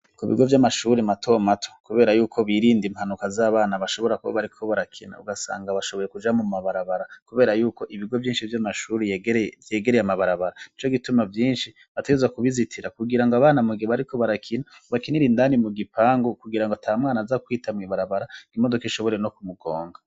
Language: Rundi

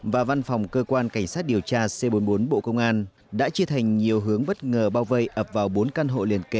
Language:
Vietnamese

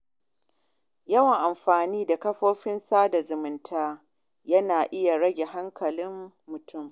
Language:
Hausa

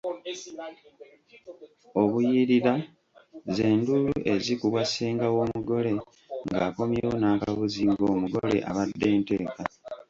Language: Ganda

